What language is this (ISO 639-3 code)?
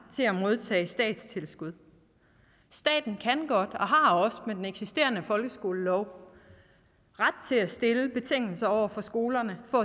dan